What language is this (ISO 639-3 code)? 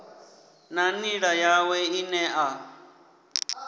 ven